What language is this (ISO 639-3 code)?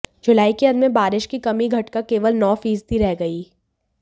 hin